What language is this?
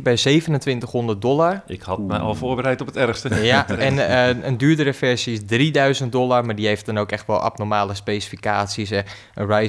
Dutch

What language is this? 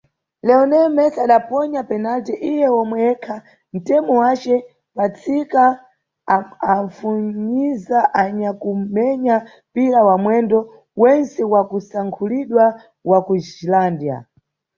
Nyungwe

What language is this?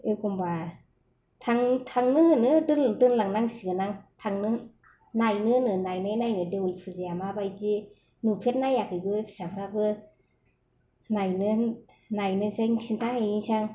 Bodo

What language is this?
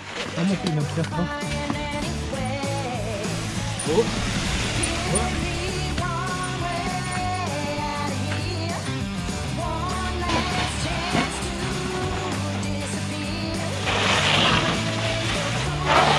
French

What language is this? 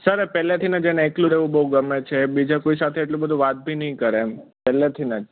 Gujarati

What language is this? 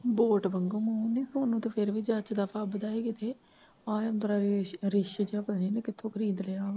Punjabi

